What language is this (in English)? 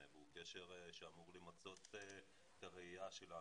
Hebrew